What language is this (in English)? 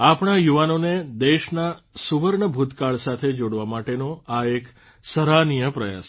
Gujarati